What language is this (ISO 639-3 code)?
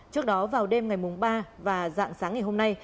vie